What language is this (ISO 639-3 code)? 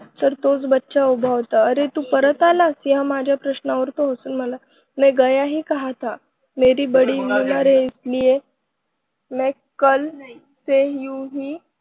mar